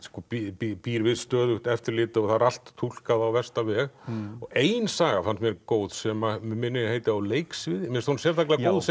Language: Icelandic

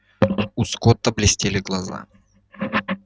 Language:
Russian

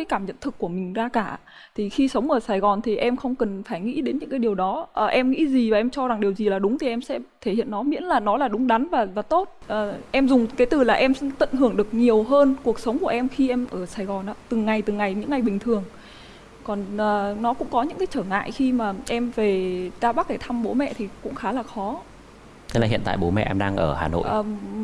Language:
Vietnamese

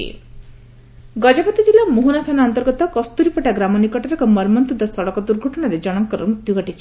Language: Odia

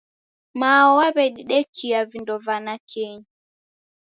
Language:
Taita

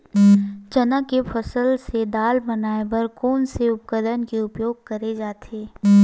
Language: Chhattisgarhi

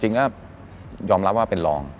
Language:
Thai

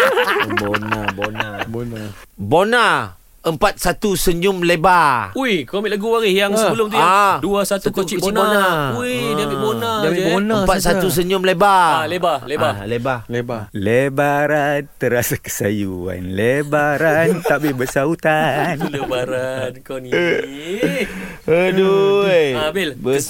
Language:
Malay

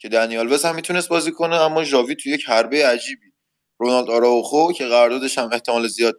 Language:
Persian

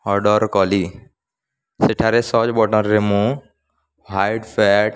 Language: Odia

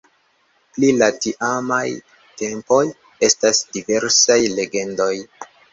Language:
Esperanto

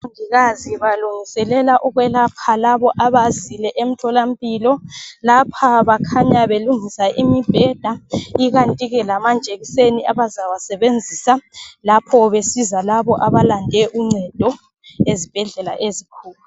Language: North Ndebele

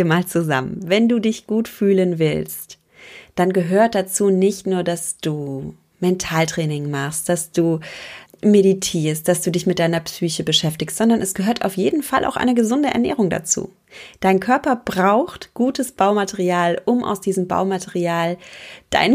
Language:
German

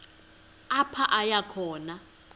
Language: Xhosa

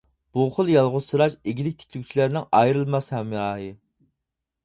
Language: Uyghur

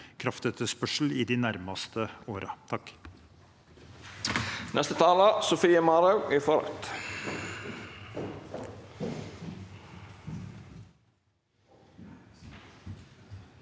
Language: Norwegian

